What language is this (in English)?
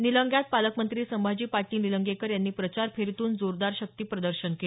Marathi